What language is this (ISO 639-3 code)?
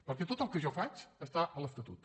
cat